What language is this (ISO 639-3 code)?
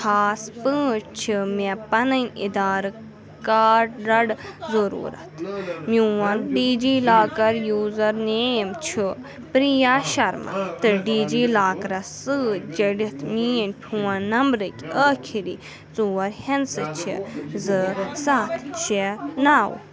kas